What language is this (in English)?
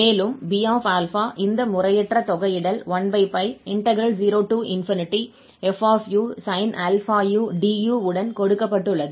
Tamil